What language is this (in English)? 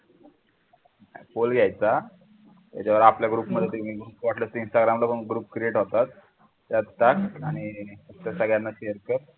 Marathi